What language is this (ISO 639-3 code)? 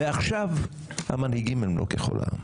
heb